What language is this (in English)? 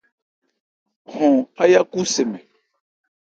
Ebrié